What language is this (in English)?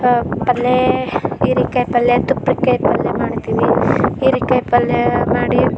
Kannada